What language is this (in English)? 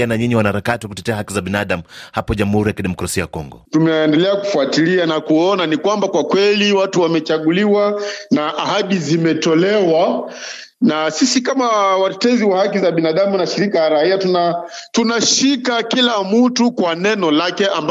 Swahili